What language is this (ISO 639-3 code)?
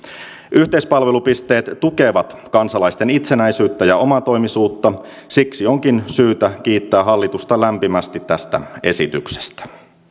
fin